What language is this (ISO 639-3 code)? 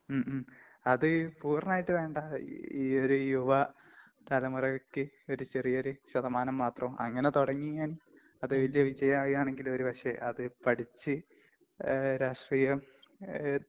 mal